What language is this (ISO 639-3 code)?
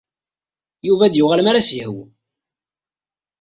kab